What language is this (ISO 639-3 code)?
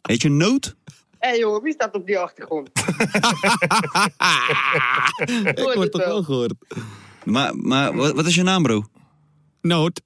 nld